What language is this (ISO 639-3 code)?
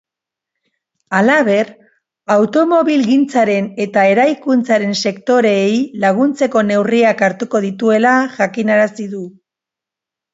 eus